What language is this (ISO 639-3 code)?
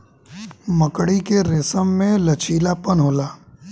bho